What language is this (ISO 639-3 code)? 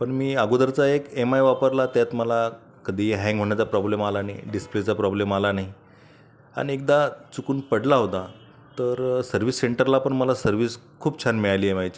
mar